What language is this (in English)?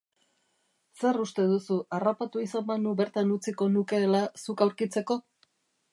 Basque